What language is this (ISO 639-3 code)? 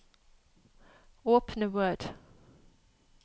nor